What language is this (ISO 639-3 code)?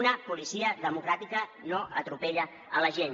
cat